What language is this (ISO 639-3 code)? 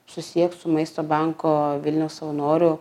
lit